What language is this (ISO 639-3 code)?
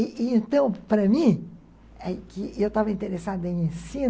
por